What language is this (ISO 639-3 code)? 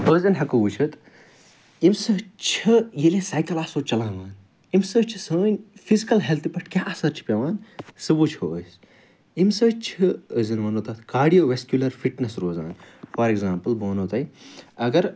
kas